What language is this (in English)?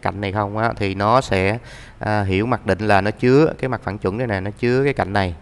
Vietnamese